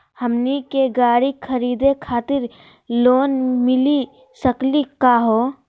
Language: Magahi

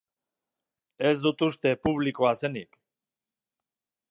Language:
Basque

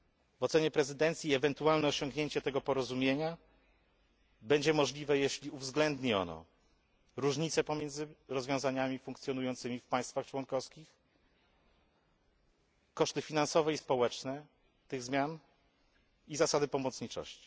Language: Polish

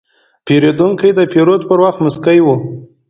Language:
Pashto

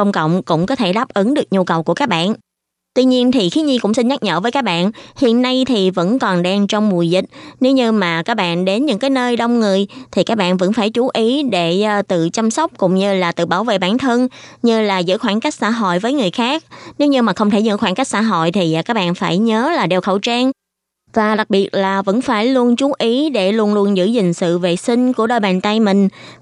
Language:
Vietnamese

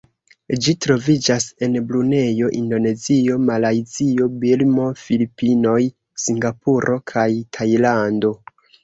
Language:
Esperanto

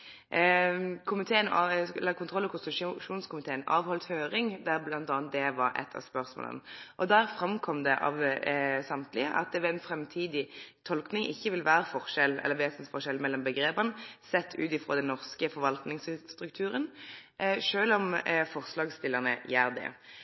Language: Norwegian Nynorsk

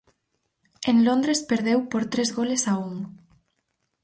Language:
Galician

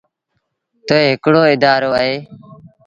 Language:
Sindhi Bhil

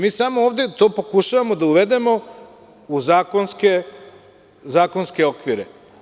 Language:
Serbian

